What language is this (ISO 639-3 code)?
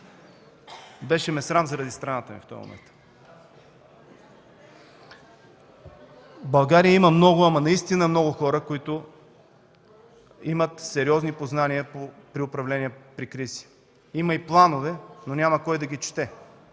bul